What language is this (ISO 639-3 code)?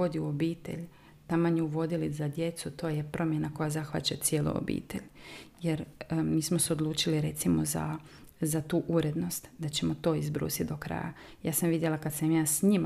hrv